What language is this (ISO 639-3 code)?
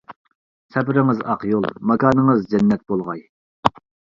uig